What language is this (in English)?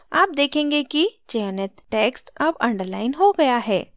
Hindi